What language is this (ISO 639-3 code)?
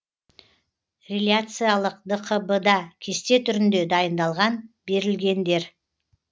kaz